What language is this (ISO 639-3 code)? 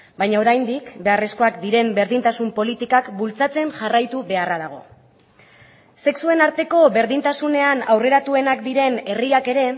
eus